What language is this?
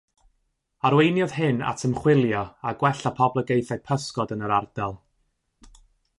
Welsh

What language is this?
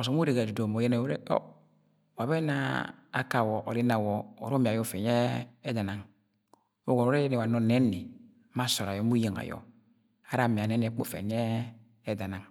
Agwagwune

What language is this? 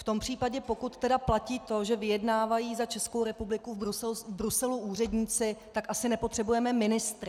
Czech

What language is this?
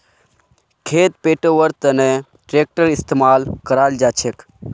Magahi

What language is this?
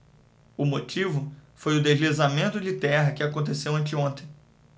Portuguese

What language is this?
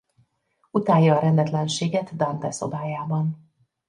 Hungarian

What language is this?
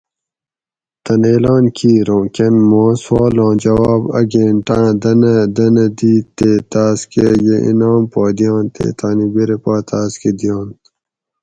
Gawri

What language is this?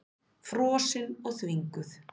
Icelandic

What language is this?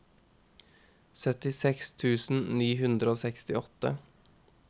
Norwegian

